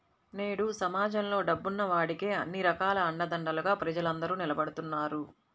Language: Telugu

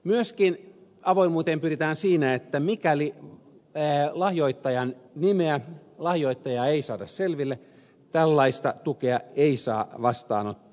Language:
Finnish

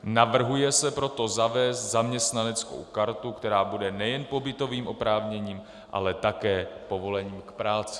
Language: Czech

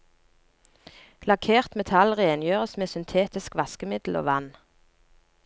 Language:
Norwegian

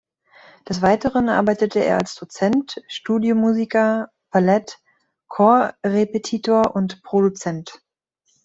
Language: German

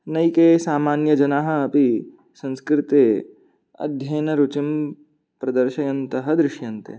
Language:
Sanskrit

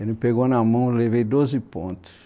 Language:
Portuguese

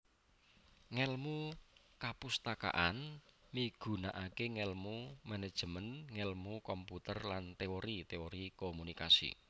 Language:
Javanese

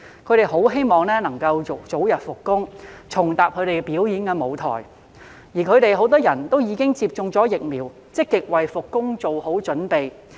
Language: Cantonese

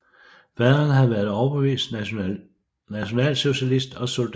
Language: Danish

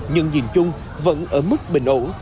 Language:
Vietnamese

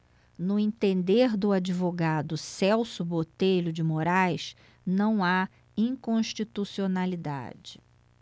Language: Portuguese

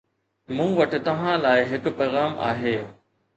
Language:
Sindhi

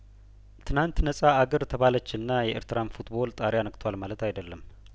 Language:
Amharic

